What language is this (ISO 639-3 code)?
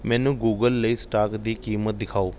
pan